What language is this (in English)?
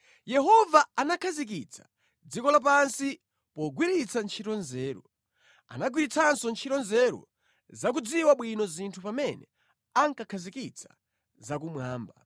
Nyanja